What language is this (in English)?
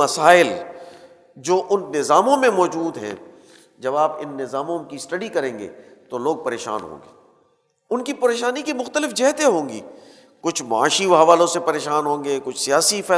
Urdu